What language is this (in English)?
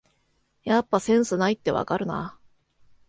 Japanese